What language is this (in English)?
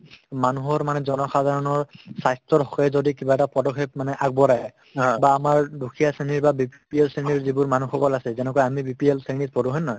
Assamese